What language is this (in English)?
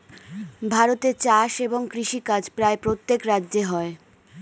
Bangla